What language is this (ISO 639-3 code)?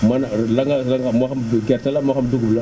wol